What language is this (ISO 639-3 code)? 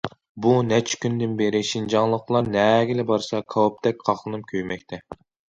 uig